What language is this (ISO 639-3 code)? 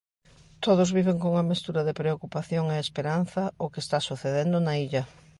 glg